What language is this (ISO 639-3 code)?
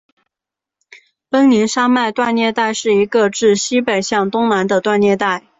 zho